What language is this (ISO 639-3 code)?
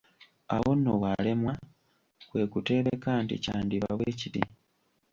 lug